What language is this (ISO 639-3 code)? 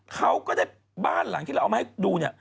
tha